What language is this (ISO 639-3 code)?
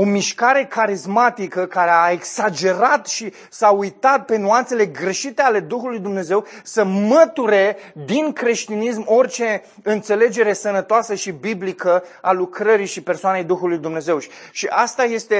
ron